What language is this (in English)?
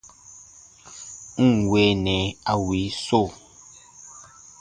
Baatonum